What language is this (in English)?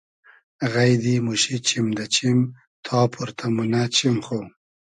Hazaragi